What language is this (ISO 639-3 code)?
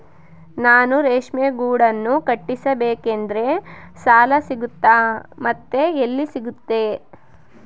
kan